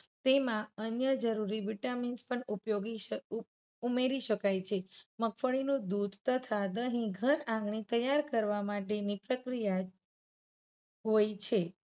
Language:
Gujarati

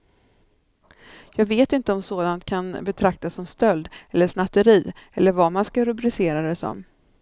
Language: Swedish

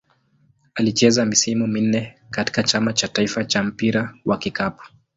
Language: Swahili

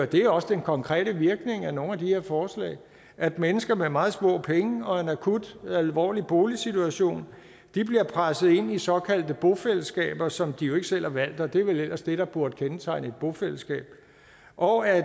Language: Danish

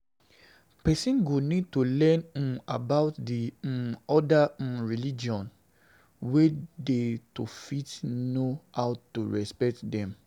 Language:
Nigerian Pidgin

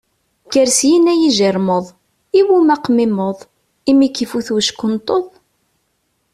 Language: Kabyle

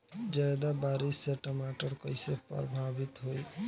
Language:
Bhojpuri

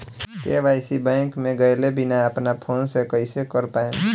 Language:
Bhojpuri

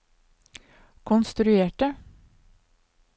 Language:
Norwegian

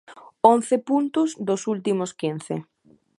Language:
Galician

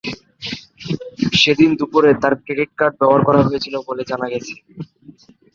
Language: Bangla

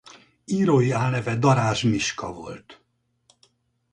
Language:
Hungarian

